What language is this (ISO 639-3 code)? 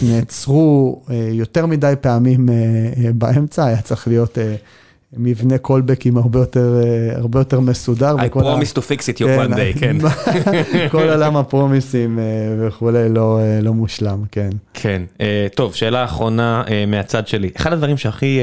heb